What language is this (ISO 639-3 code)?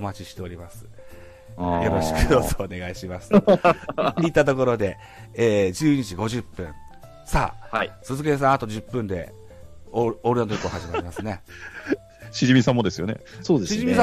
jpn